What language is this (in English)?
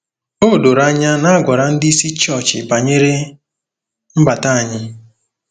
Igbo